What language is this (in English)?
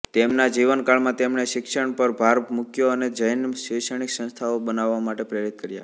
Gujarati